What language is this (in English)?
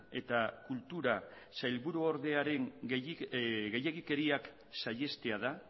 Basque